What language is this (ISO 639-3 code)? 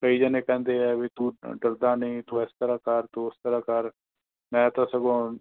pan